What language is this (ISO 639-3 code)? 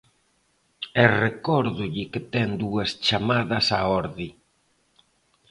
glg